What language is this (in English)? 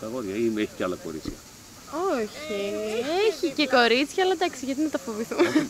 Greek